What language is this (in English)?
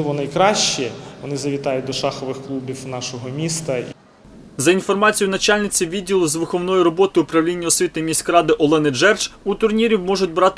Ukrainian